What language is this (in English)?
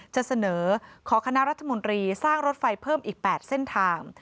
Thai